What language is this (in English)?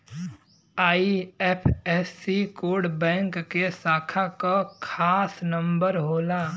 Bhojpuri